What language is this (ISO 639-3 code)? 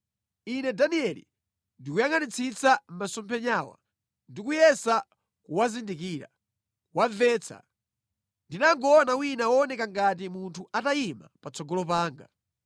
nya